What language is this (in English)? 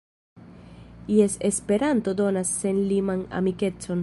Esperanto